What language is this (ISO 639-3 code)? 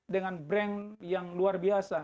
ind